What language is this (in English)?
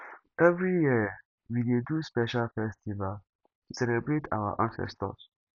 Nigerian Pidgin